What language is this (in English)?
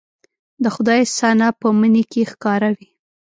Pashto